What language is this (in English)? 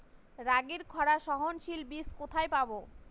Bangla